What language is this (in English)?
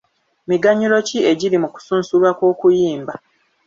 Ganda